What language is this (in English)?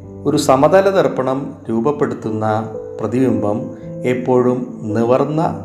Malayalam